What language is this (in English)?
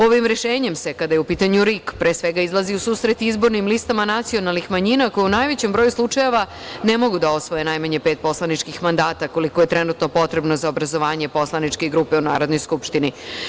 Serbian